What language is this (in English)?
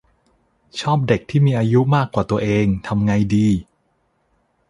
Thai